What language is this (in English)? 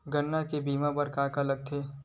Chhattisgarhi